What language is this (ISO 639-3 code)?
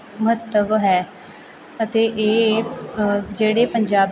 pan